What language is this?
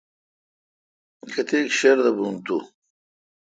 Kalkoti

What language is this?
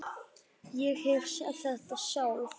Icelandic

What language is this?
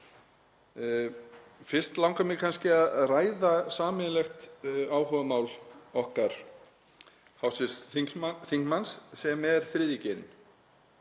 Icelandic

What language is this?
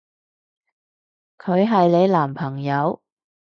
Cantonese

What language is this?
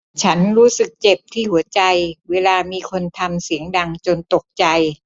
Thai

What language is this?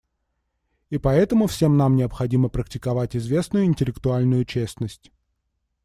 Russian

